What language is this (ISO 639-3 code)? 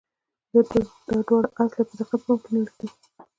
pus